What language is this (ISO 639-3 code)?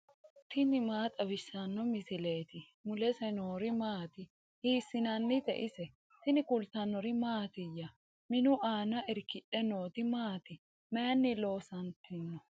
sid